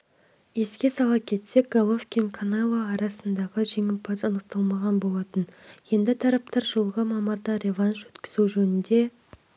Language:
Kazakh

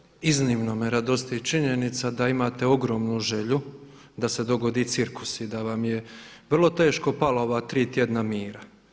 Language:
Croatian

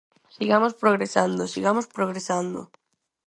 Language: Galician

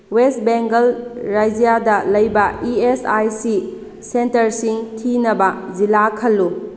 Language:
Manipuri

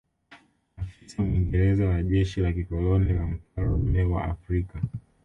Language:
Swahili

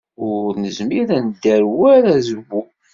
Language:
Kabyle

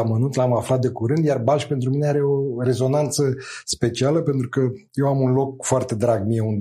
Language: Romanian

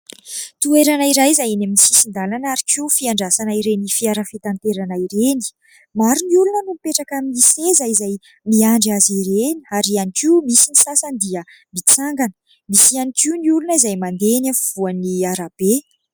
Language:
Malagasy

